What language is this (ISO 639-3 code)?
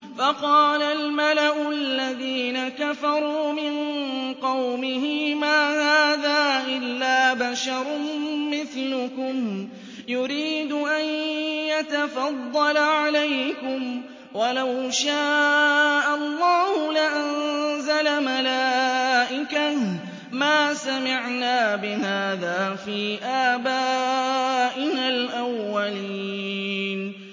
ara